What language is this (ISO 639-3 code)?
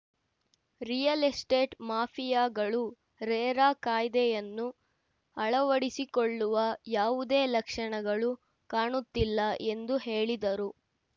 kan